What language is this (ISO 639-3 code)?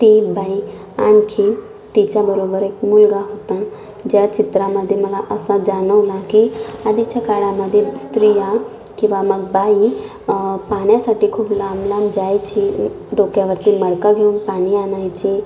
mar